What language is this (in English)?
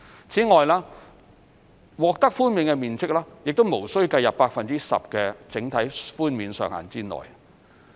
Cantonese